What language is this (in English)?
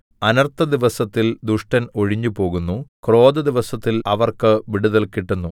Malayalam